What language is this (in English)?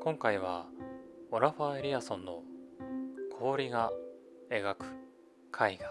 Japanese